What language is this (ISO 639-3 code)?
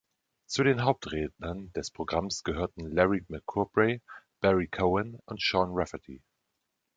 deu